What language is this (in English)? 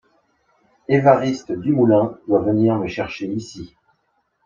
French